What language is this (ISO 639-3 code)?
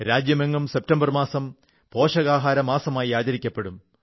mal